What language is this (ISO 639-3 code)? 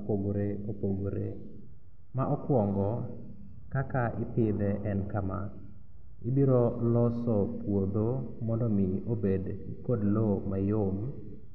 luo